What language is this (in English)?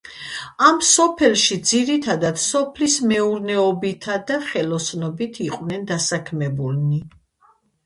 Georgian